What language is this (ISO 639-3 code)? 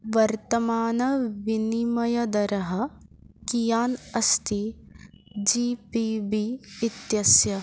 san